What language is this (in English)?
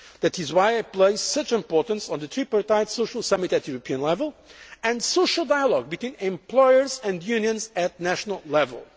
English